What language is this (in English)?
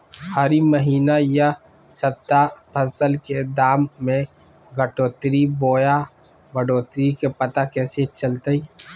Magahi